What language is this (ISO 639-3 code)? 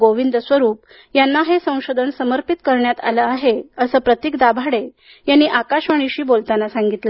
mar